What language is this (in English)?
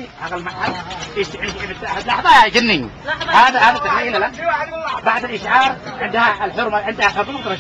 Arabic